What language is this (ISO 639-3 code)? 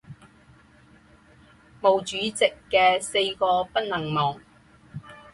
zho